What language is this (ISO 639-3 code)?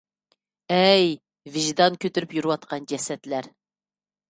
uig